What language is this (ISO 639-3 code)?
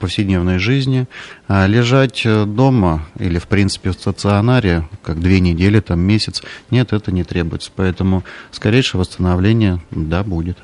rus